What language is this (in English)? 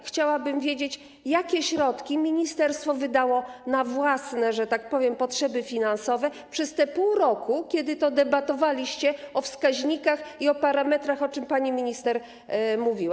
Polish